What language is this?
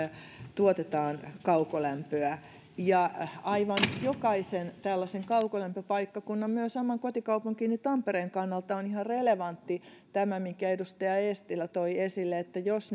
Finnish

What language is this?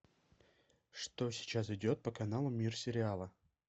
Russian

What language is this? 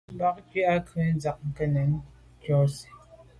Medumba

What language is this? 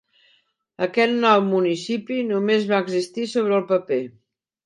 Catalan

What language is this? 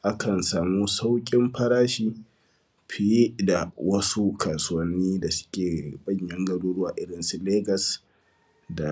Hausa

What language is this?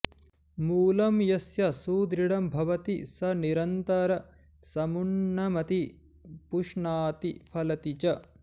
Sanskrit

